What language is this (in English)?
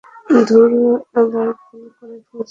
Bangla